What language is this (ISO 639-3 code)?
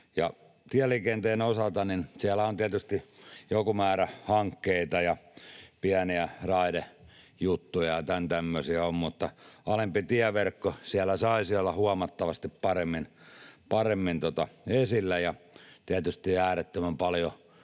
fin